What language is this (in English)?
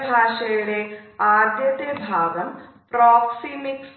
Malayalam